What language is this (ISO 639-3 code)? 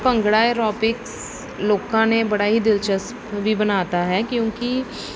pan